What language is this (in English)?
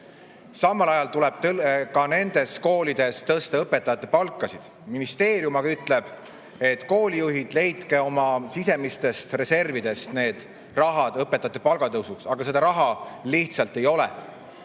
Estonian